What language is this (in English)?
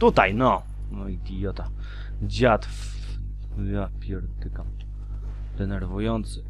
Polish